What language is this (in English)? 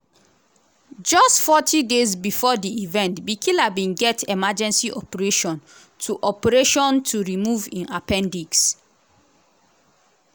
Nigerian Pidgin